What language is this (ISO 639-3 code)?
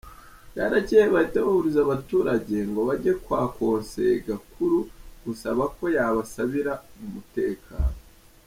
kin